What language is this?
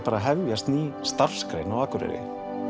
Icelandic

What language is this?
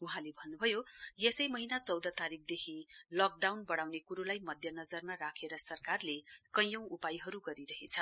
Nepali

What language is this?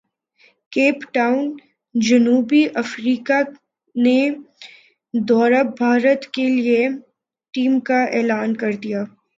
Urdu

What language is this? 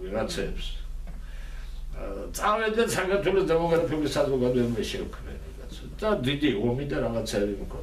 Turkish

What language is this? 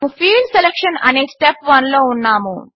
Telugu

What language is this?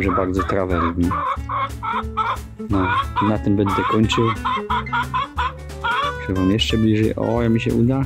Polish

